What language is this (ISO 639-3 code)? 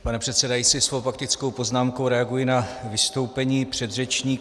ces